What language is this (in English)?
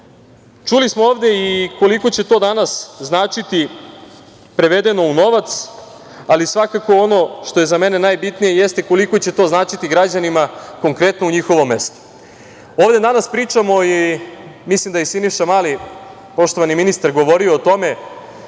Serbian